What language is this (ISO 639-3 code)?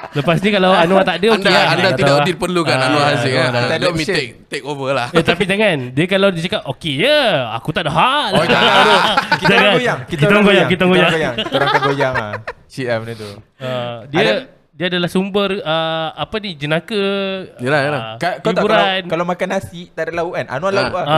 msa